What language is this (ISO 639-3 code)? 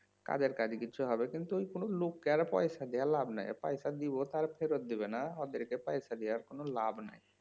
ben